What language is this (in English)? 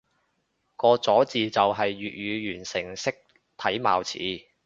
Cantonese